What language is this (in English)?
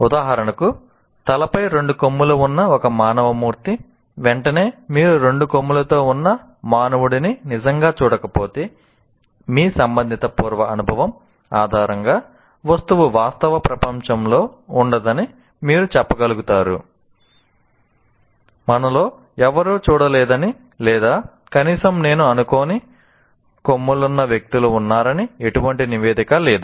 Telugu